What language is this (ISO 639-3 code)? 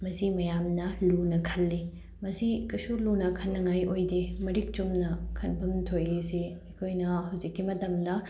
mni